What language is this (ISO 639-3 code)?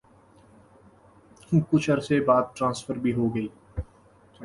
urd